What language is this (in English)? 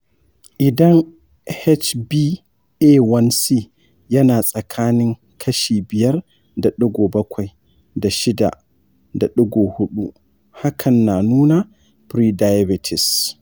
Hausa